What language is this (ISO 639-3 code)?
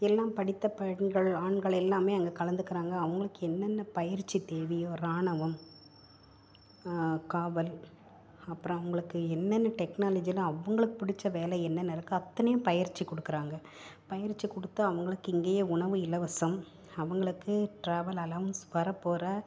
tam